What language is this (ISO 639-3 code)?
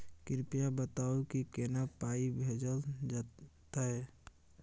mai